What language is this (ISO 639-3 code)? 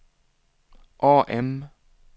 swe